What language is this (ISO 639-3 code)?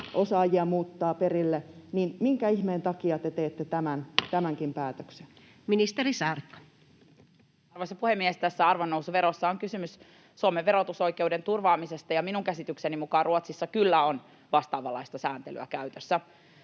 fin